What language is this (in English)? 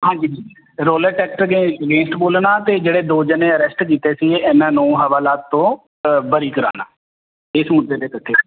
Punjabi